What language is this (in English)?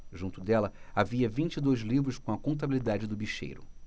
Portuguese